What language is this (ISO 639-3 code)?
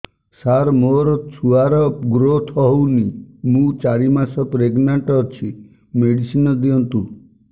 ori